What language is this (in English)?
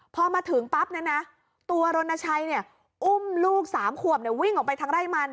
Thai